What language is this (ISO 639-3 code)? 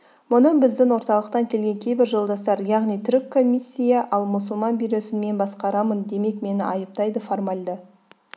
kaz